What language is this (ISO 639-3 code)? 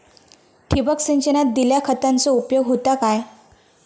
mar